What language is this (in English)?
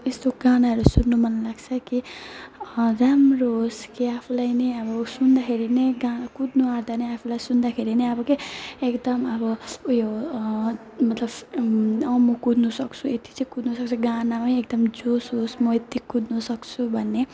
Nepali